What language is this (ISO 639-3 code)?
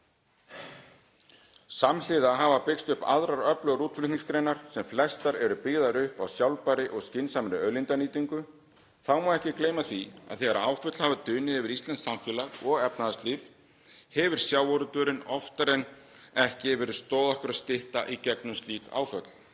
isl